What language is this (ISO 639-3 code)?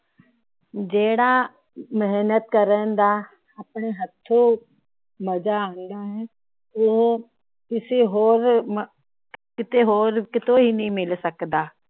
pan